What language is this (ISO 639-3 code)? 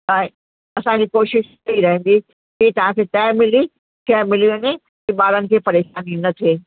snd